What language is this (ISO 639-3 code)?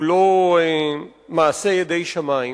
heb